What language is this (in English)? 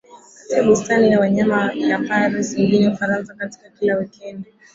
Swahili